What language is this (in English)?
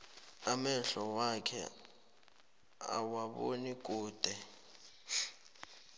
South Ndebele